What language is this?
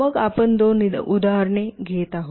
Marathi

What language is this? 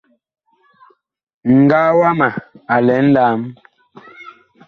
Bakoko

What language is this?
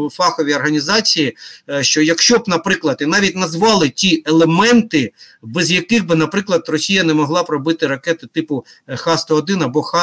Ukrainian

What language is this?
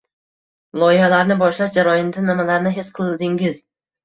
Uzbek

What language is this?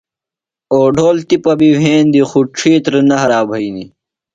Phalura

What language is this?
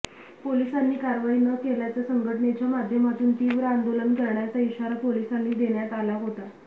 Marathi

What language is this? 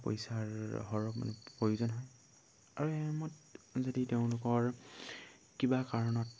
Assamese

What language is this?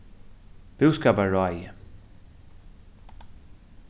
Faroese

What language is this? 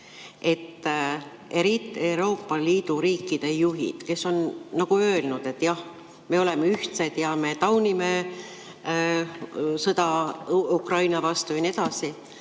Estonian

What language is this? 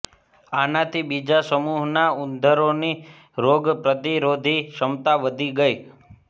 Gujarati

